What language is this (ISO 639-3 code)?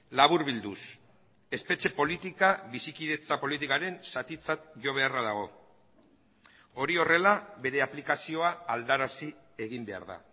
eus